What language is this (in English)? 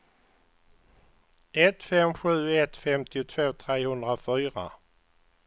Swedish